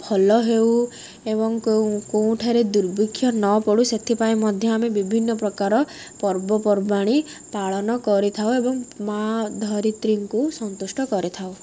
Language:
Odia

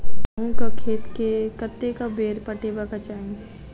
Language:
Maithili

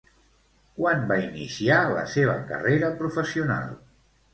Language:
Catalan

